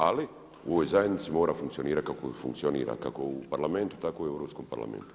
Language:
Croatian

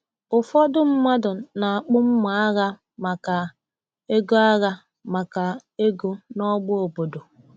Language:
Igbo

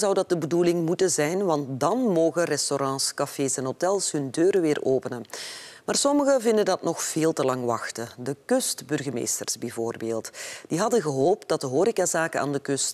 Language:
Dutch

